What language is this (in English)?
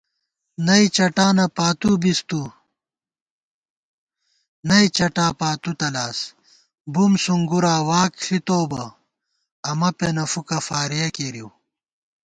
Gawar-Bati